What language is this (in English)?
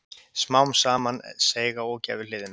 Icelandic